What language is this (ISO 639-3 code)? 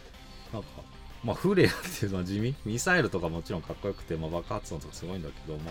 jpn